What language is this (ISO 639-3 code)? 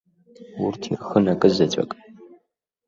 abk